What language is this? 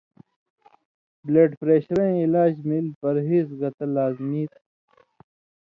Indus Kohistani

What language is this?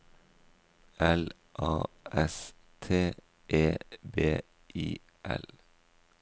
Norwegian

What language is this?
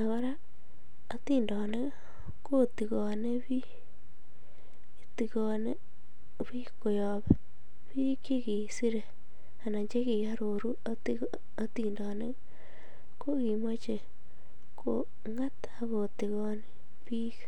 Kalenjin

